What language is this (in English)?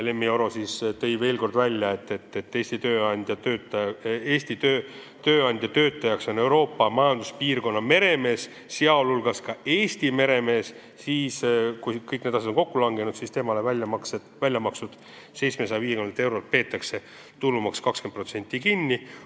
Estonian